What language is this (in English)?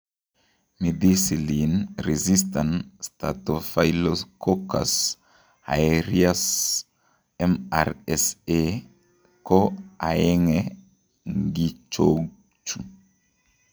Kalenjin